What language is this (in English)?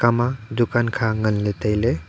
Wancho Naga